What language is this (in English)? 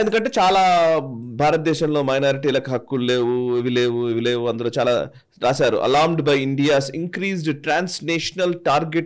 Telugu